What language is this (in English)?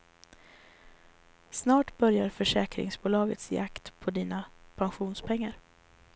Swedish